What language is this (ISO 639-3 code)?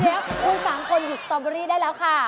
tha